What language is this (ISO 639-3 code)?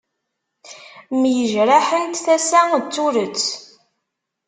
kab